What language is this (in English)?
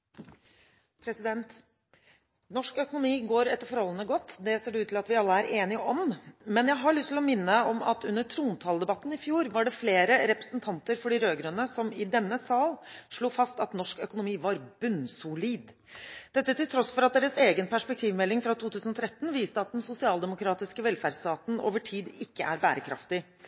Norwegian Bokmål